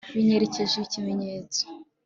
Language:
Kinyarwanda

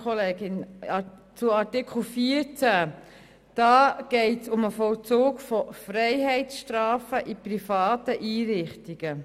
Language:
Swiss German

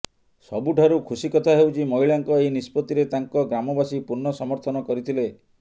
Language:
Odia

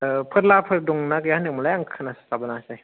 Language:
Bodo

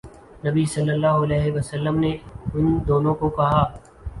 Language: Urdu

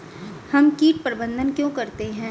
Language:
Hindi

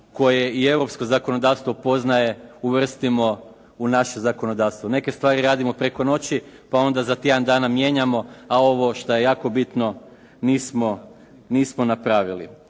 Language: Croatian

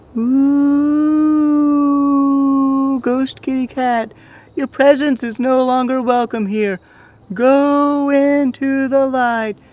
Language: English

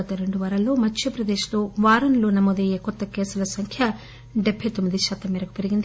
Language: Telugu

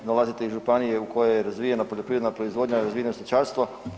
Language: Croatian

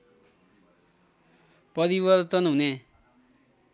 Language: Nepali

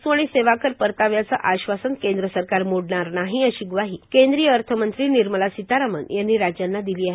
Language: Marathi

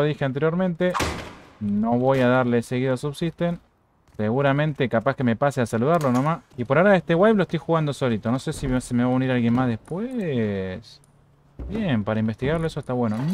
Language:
Spanish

